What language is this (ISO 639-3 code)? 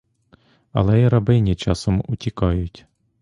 ukr